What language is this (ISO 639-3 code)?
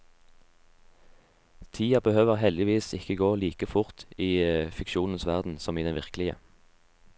nor